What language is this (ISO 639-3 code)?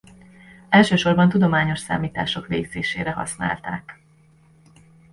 hun